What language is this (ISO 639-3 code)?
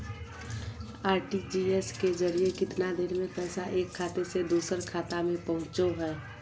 mag